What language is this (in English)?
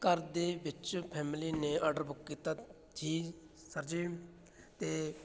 Punjabi